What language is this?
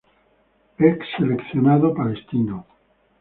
Spanish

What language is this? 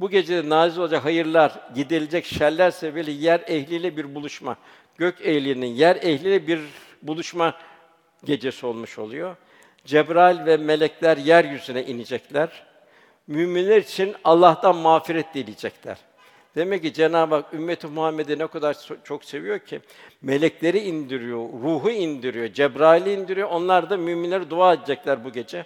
Turkish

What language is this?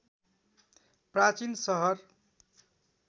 Nepali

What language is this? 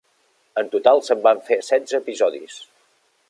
Catalan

